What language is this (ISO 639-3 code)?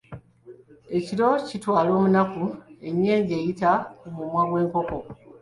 lug